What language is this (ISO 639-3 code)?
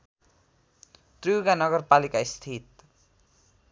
nep